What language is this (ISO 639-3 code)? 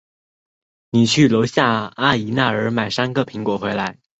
zho